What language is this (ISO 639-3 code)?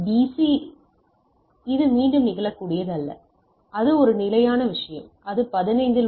tam